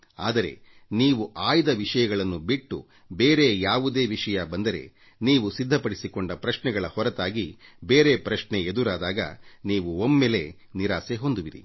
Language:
Kannada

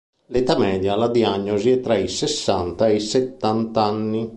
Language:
Italian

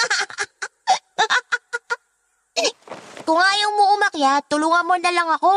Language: Filipino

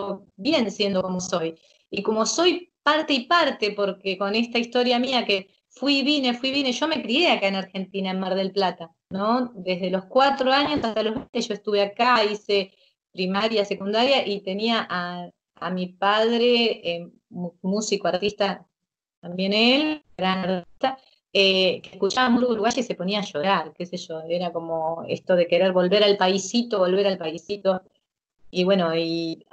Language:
Spanish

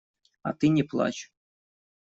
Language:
Russian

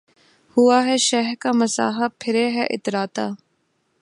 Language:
Urdu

